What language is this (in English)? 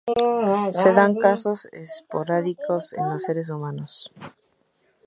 Spanish